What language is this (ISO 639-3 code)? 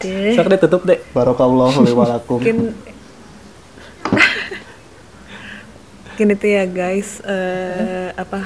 ind